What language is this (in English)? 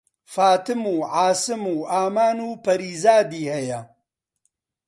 Central Kurdish